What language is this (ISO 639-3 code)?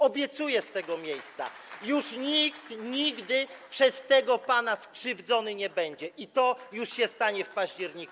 pol